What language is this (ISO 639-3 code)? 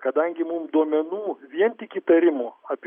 lit